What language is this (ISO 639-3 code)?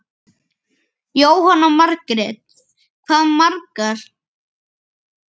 isl